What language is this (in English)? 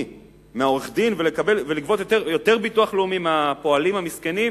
Hebrew